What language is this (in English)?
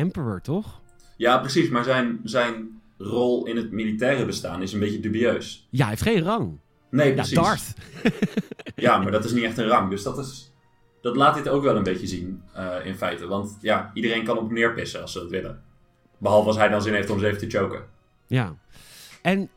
Dutch